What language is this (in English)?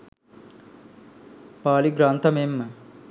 Sinhala